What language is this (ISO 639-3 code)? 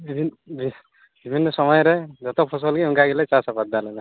sat